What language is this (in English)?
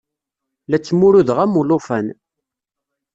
Kabyle